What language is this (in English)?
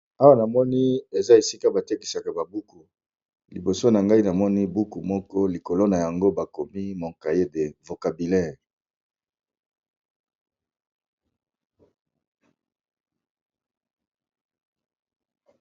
Lingala